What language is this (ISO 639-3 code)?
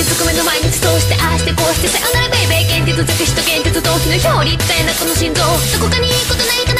bul